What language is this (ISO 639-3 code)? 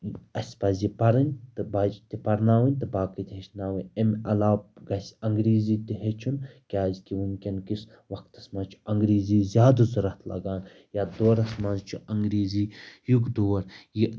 kas